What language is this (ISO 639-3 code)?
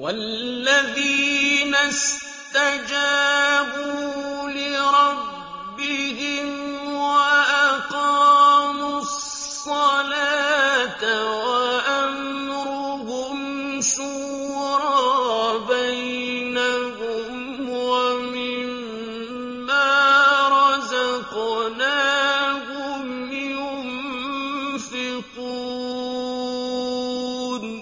ara